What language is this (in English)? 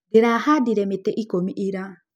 Kikuyu